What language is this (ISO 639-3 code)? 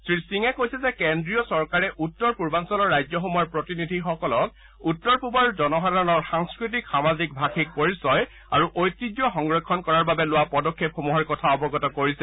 asm